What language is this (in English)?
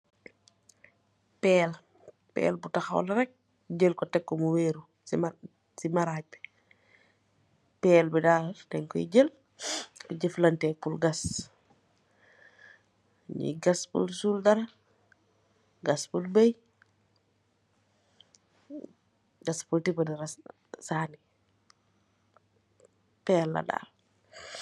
Wolof